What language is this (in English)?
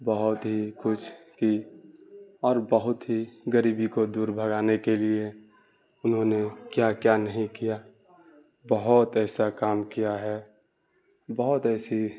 Urdu